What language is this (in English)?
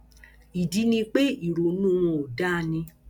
Yoruba